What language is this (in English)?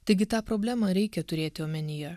Lithuanian